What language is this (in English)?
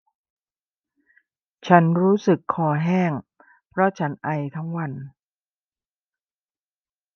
Thai